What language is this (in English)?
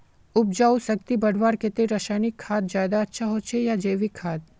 Magahi